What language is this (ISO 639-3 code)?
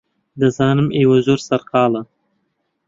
ckb